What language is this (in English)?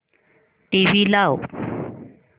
Marathi